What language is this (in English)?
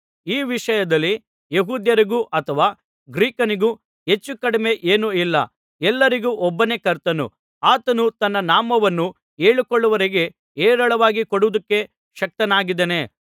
Kannada